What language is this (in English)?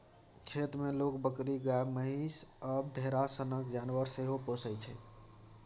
Maithili